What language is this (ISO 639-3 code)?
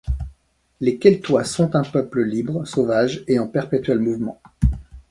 fra